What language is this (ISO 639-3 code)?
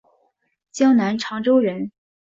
zho